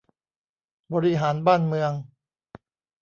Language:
Thai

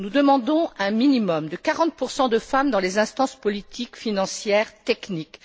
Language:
French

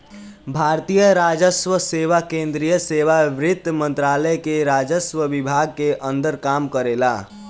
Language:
Bhojpuri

